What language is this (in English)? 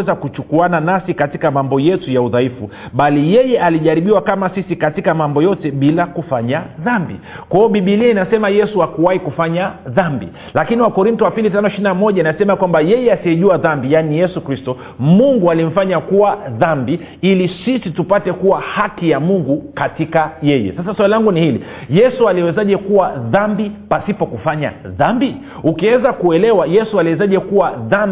Swahili